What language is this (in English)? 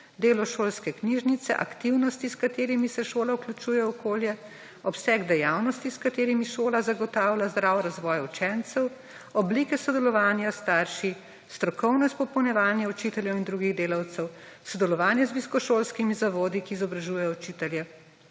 Slovenian